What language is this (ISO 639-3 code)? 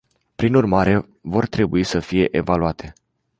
ron